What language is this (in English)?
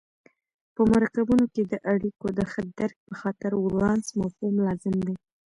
Pashto